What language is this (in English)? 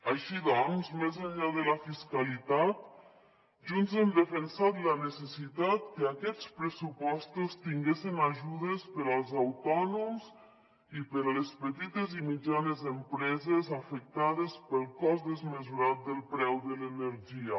Catalan